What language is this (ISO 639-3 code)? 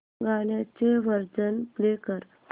mar